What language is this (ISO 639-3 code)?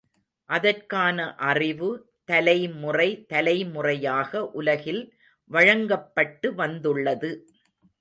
tam